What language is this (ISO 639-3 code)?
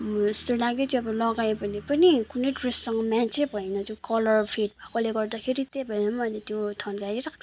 nep